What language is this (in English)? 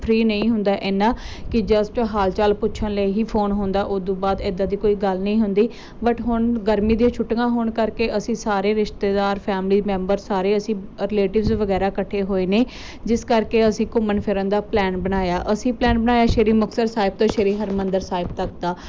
Punjabi